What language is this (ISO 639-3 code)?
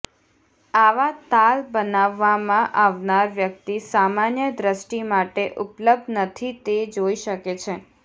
guj